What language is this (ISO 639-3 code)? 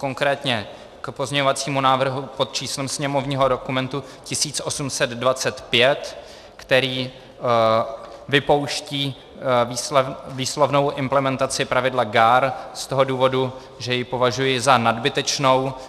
ces